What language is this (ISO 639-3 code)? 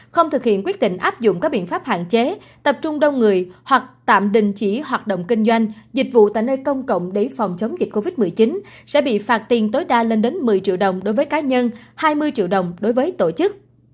vie